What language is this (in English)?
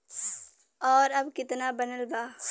Bhojpuri